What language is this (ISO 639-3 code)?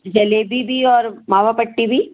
hin